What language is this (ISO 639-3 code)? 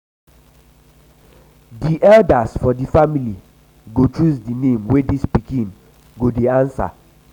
pcm